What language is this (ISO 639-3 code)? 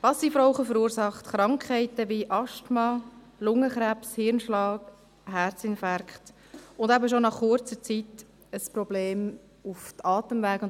gsw